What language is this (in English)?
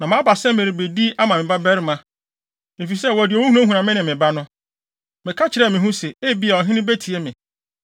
Akan